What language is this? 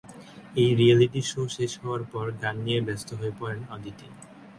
Bangla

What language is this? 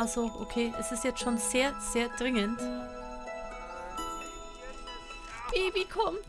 German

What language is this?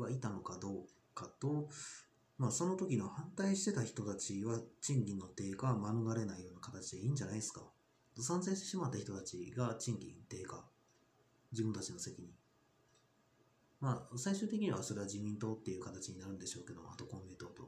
Japanese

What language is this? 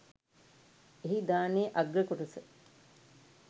Sinhala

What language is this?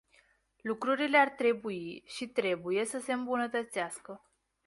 Romanian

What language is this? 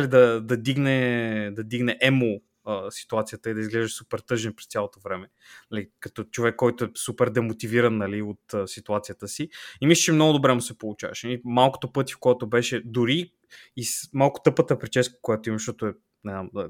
Bulgarian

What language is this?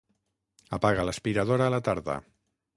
Catalan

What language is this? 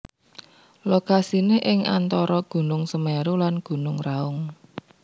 Javanese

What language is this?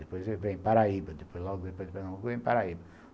Portuguese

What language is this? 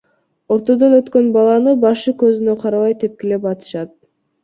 Kyrgyz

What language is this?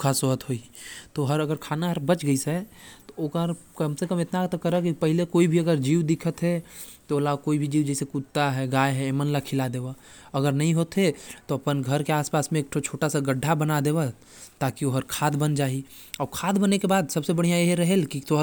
Korwa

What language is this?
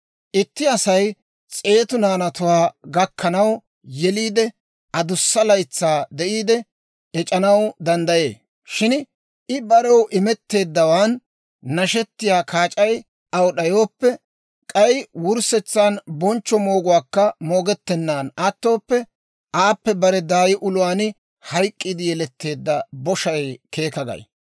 Dawro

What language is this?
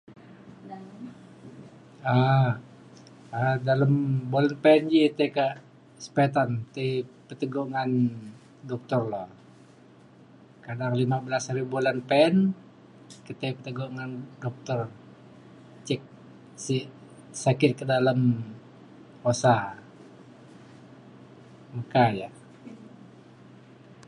Mainstream Kenyah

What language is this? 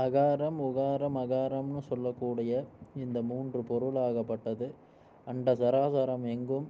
Tamil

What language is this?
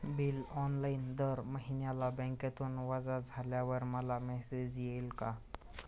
Marathi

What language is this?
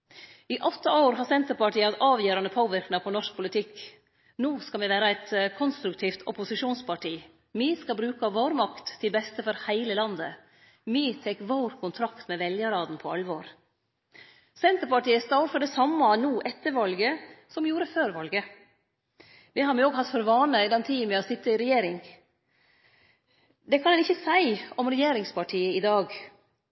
Norwegian Nynorsk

